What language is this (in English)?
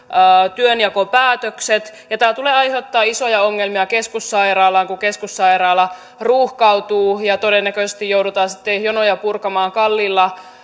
Finnish